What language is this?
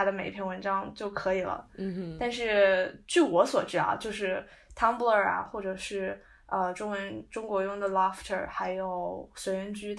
Chinese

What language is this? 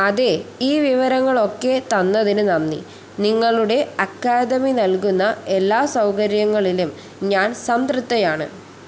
Malayalam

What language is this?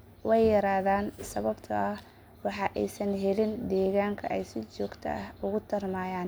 Somali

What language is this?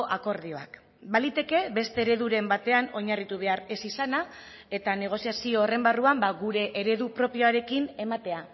Basque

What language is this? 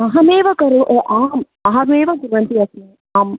Sanskrit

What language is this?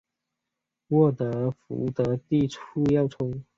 Chinese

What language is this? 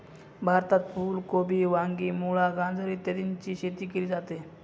Marathi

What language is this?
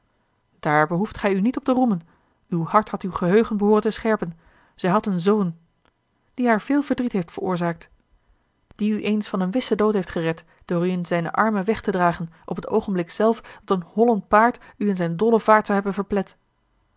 Dutch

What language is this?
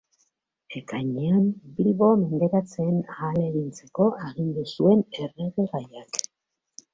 Basque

